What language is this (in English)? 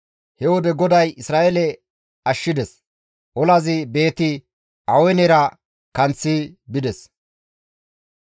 Gamo